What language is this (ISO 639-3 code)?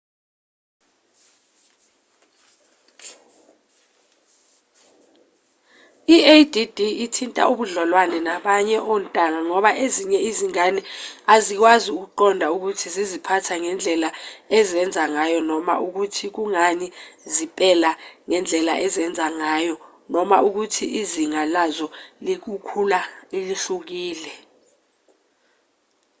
zul